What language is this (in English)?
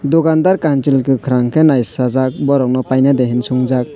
Kok Borok